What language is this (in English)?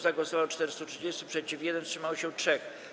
Polish